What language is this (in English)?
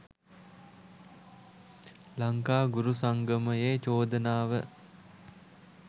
Sinhala